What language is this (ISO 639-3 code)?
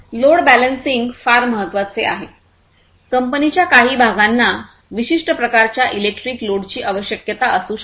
mar